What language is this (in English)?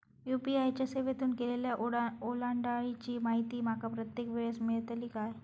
Marathi